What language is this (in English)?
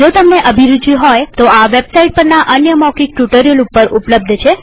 Gujarati